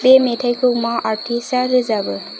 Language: Bodo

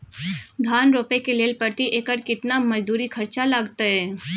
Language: Maithili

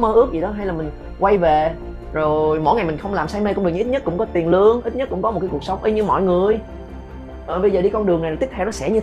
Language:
Vietnamese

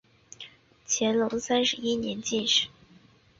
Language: Chinese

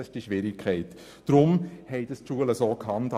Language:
Swiss German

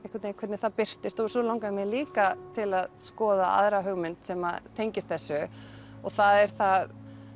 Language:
Icelandic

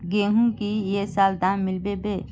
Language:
Magahi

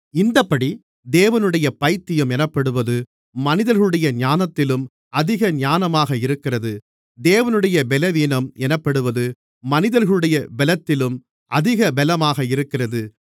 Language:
Tamil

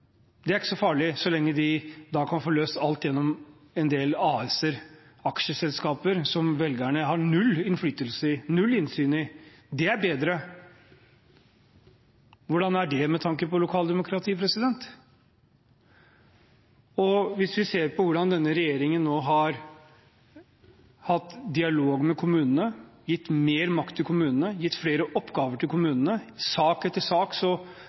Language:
Norwegian Bokmål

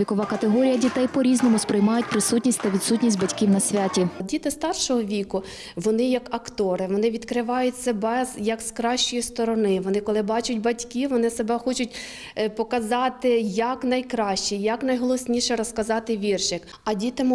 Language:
Ukrainian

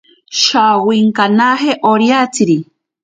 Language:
Ashéninka Perené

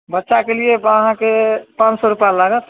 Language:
Maithili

